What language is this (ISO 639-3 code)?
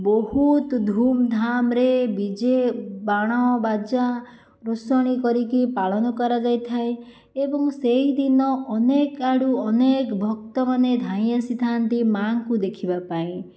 ori